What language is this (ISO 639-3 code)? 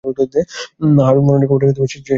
ben